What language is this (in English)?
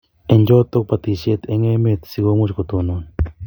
Kalenjin